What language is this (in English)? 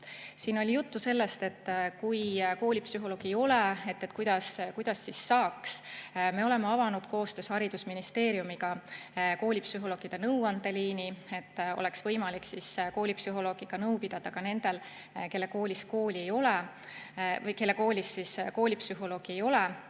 Estonian